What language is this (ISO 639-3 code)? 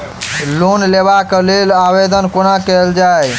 mai